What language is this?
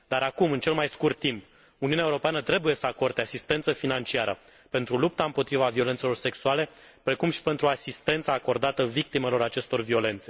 Romanian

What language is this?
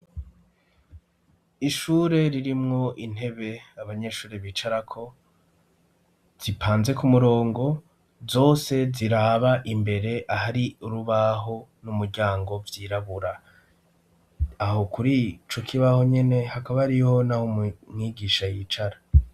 Rundi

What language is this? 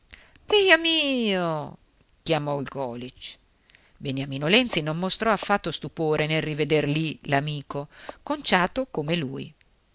Italian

